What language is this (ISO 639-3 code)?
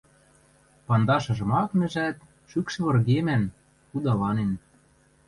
mrj